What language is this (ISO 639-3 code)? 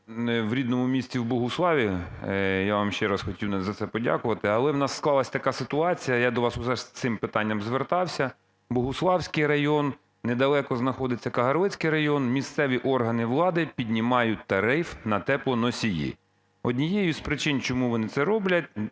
ukr